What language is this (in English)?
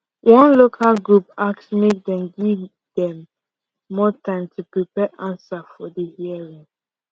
Nigerian Pidgin